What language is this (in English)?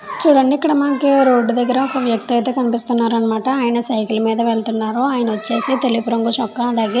Telugu